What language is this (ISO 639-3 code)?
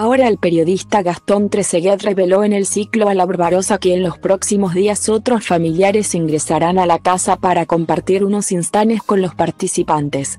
spa